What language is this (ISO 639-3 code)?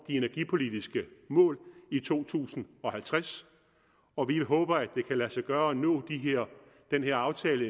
dan